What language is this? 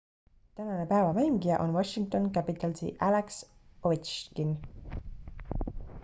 Estonian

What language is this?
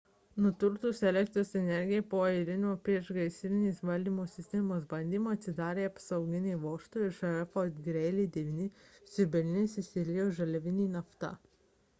Lithuanian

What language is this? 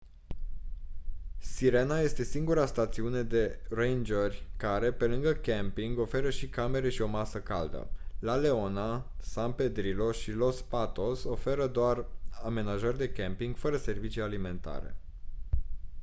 Romanian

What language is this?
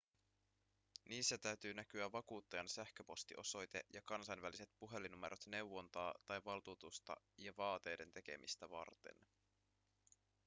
Finnish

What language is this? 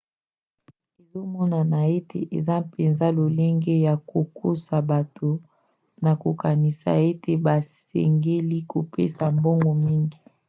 Lingala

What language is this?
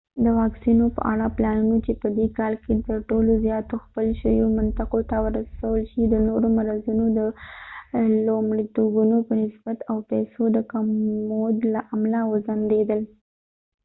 Pashto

